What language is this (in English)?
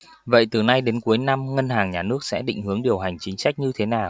Vietnamese